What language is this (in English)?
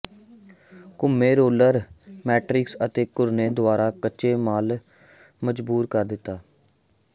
Punjabi